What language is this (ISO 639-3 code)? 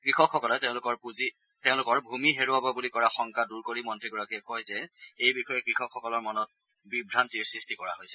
asm